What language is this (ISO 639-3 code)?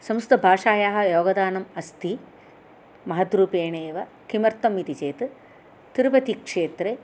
san